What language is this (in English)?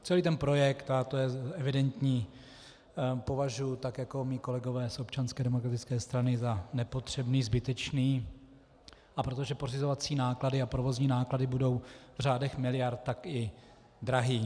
Czech